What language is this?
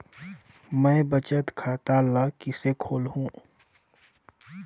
Chhattisgarhi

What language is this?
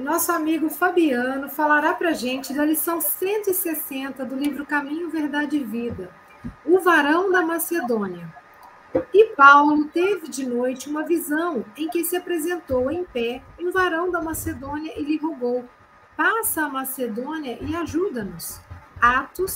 Portuguese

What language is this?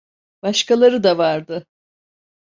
Turkish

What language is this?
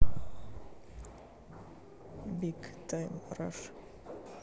Russian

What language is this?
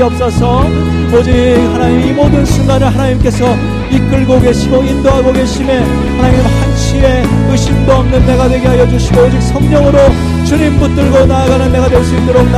Korean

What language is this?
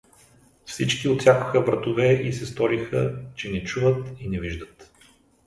Bulgarian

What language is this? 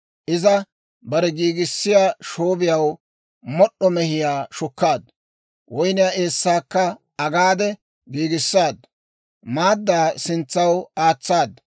Dawro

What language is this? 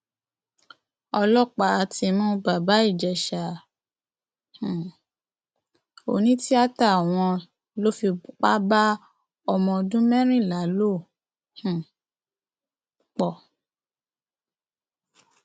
Yoruba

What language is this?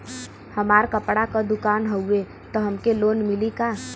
Bhojpuri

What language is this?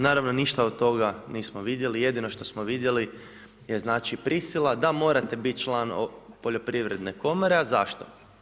Croatian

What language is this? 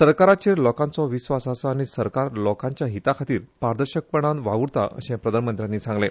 Konkani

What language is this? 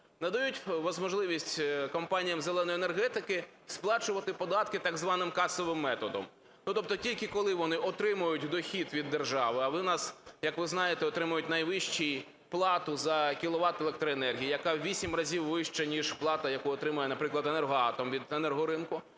Ukrainian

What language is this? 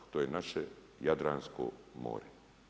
Croatian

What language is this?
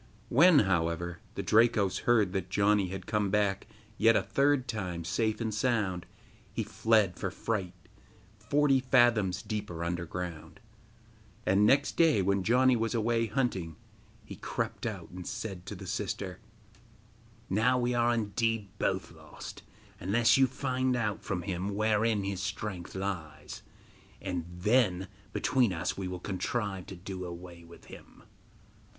English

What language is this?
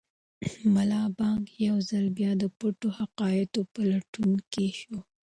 Pashto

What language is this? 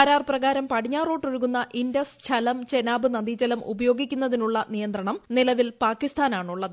Malayalam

